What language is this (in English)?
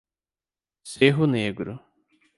Portuguese